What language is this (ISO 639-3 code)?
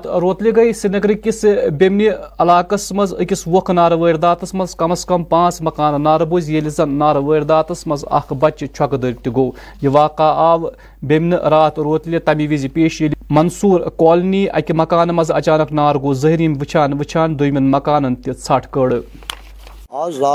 urd